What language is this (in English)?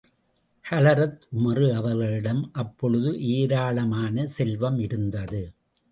Tamil